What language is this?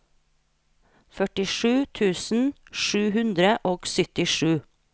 Norwegian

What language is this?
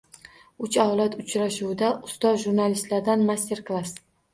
Uzbek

